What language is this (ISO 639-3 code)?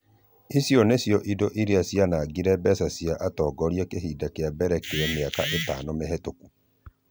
kik